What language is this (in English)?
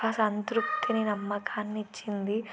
Telugu